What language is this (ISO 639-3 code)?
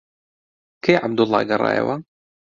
ckb